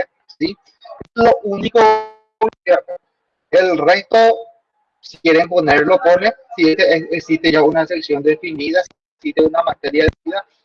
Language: Spanish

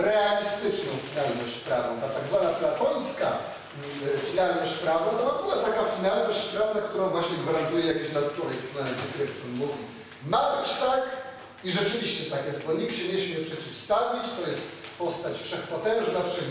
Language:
Polish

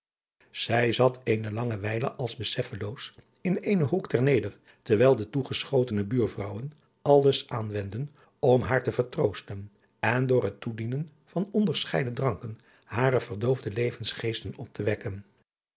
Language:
Dutch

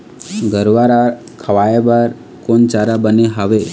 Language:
Chhattisgarhi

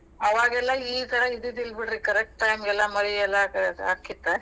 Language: Kannada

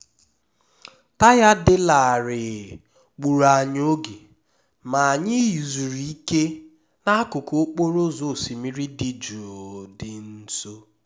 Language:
Igbo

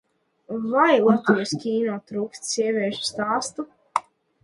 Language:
Latvian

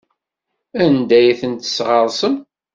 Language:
Kabyle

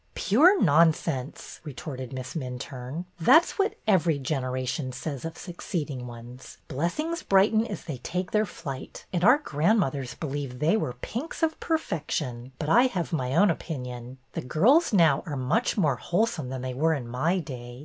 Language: English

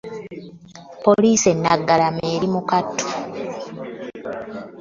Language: Ganda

